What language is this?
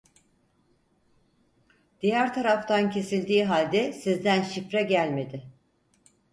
Turkish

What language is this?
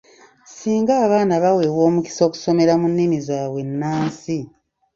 Ganda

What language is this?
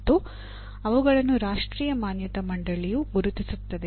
Kannada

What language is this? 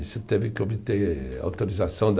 Portuguese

